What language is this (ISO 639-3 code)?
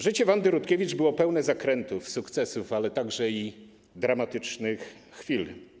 pol